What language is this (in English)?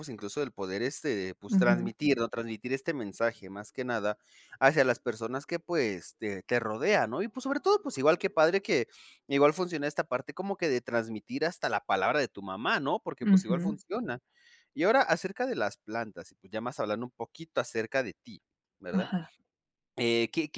Spanish